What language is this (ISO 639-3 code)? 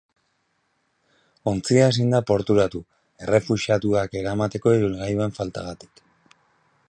eus